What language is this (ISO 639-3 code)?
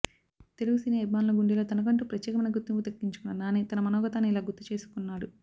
tel